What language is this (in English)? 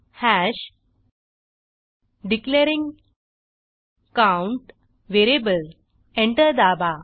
Marathi